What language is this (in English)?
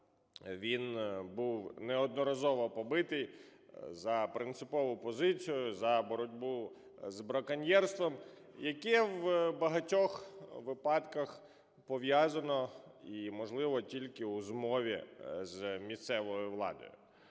Ukrainian